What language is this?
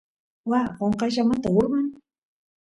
Santiago del Estero Quichua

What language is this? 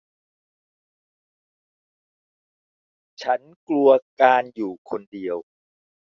Thai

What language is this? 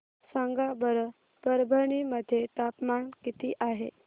Marathi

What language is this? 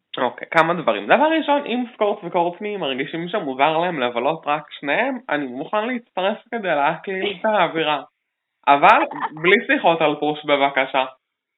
Hebrew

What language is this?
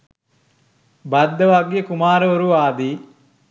Sinhala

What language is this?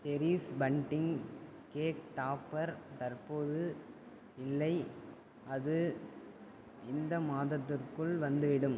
Tamil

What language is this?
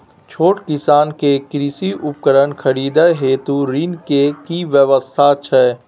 Maithili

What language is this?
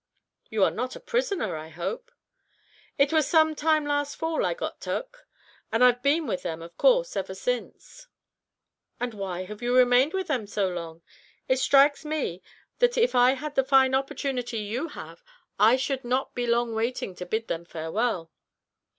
English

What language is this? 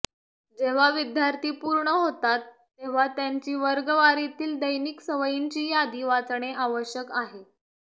Marathi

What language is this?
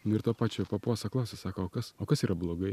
Lithuanian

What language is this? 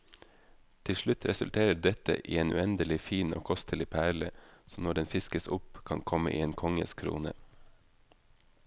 Norwegian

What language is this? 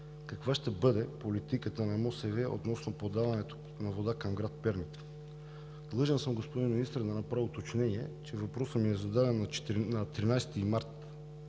Bulgarian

